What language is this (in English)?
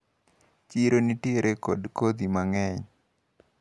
Luo (Kenya and Tanzania)